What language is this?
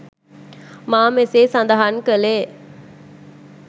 Sinhala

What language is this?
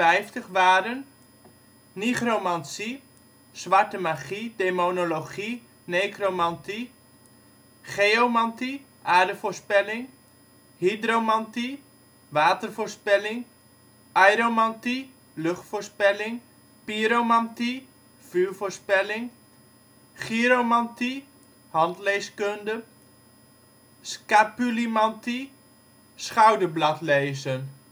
Dutch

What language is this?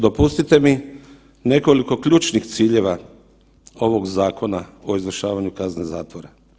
Croatian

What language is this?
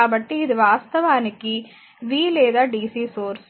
Telugu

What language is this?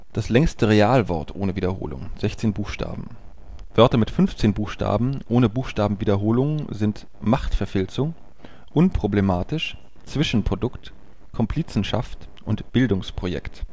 German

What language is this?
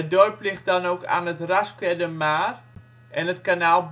Dutch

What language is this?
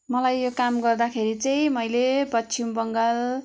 Nepali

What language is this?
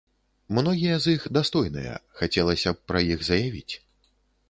Belarusian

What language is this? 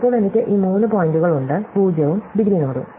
Malayalam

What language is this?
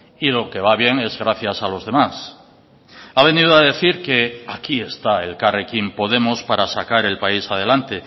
Spanish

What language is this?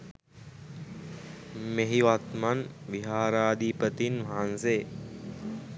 Sinhala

